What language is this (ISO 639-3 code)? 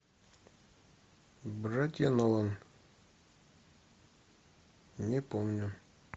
rus